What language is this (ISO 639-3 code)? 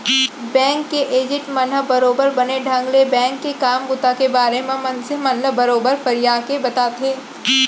hne